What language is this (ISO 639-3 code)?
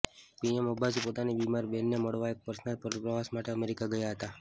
guj